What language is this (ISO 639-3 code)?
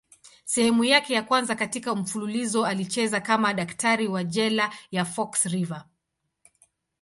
swa